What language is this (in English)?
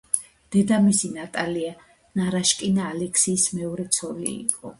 Georgian